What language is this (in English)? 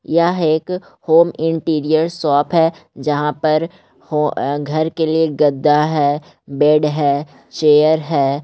Magahi